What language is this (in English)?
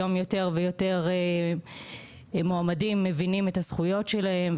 Hebrew